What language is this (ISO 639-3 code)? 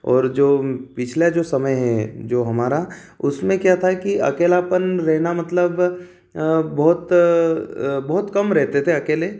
hin